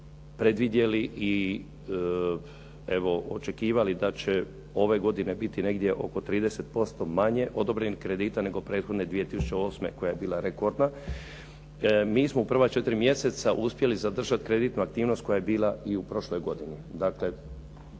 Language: Croatian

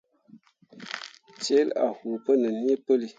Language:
Mundang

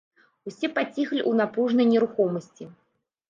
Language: Belarusian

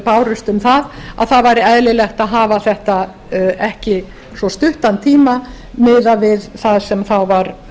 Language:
Icelandic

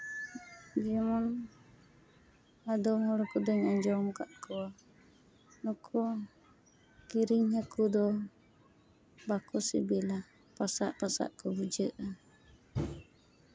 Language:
Santali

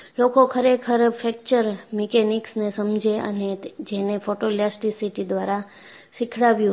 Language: Gujarati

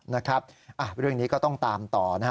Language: Thai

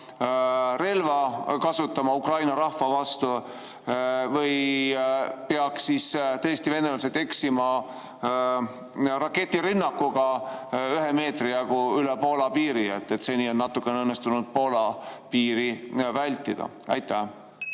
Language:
Estonian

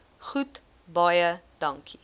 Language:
Afrikaans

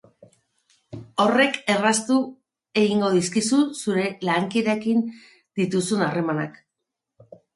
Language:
Basque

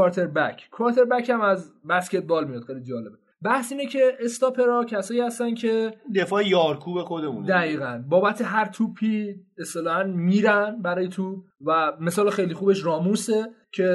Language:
Persian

